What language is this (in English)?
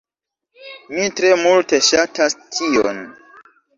Esperanto